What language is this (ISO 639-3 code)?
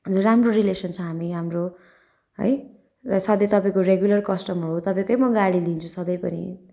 nep